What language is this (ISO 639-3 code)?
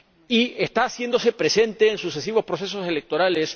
spa